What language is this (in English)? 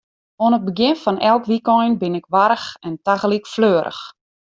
Western Frisian